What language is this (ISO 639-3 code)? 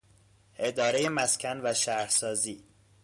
fas